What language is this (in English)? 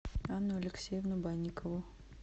Russian